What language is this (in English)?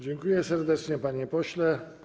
Polish